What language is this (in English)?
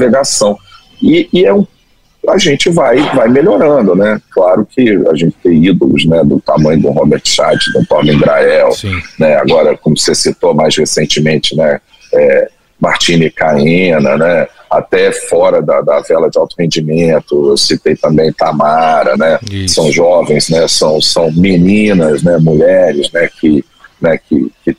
Portuguese